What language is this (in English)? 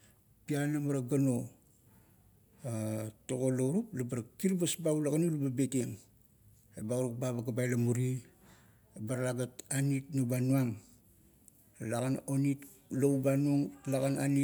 Kuot